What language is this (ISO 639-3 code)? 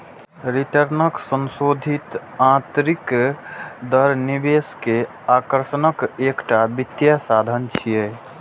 mai